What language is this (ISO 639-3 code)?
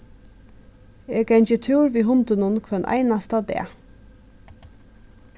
fao